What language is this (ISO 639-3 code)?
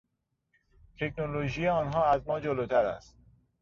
fas